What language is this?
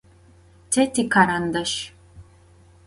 Adyghe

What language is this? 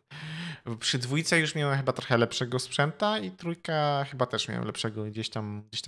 Polish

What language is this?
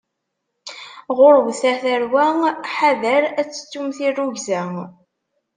Kabyle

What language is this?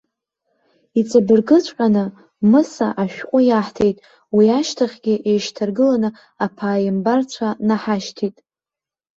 Abkhazian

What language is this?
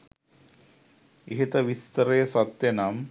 Sinhala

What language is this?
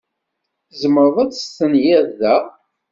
Kabyle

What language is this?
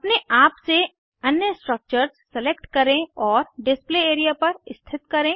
Hindi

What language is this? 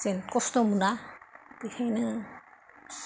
Bodo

